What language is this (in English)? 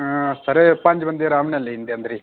Dogri